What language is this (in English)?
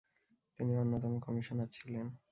Bangla